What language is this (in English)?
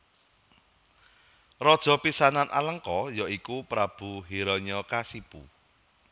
Javanese